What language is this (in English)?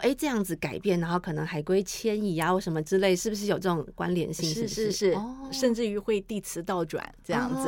Chinese